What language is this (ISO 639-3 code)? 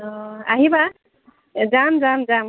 asm